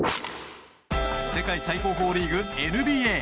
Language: Japanese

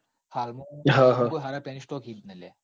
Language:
Gujarati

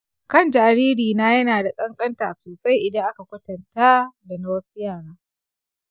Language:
Hausa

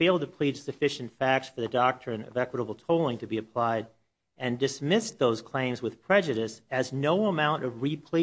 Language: English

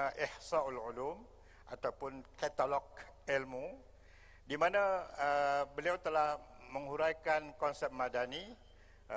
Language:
Malay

